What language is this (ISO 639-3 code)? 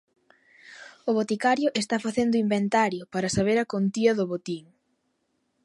glg